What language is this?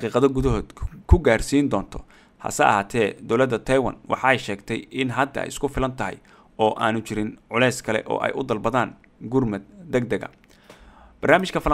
Arabic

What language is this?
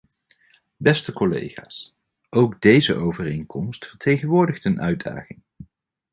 Dutch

